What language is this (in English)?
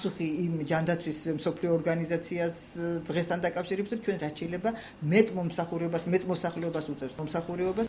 Bulgarian